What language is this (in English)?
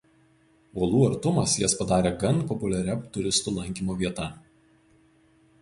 Lithuanian